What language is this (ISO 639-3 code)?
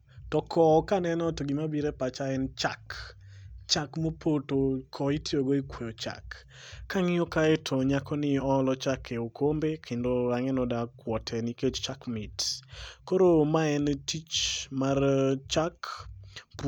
luo